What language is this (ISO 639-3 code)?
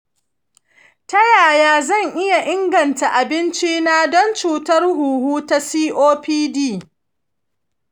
hau